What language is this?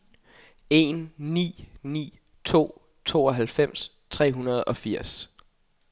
Danish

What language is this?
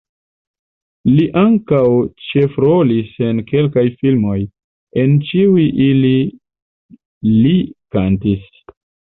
Esperanto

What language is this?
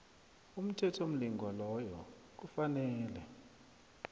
South Ndebele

